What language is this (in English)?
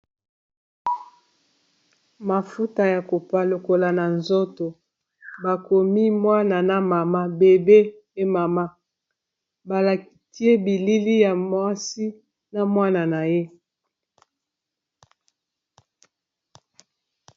Lingala